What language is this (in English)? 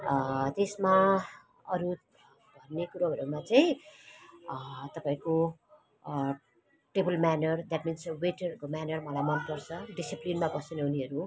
Nepali